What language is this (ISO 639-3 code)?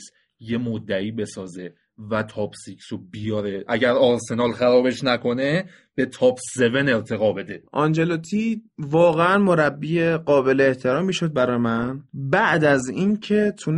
fas